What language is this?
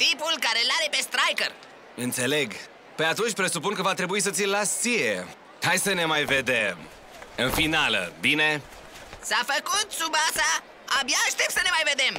Romanian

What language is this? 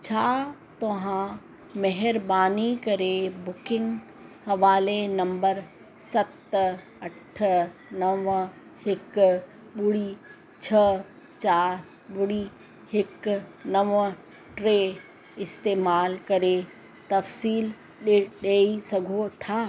Sindhi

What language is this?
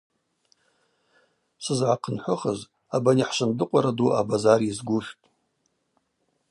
Abaza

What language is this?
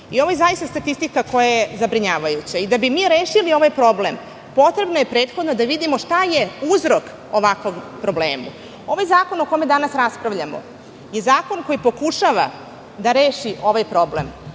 Serbian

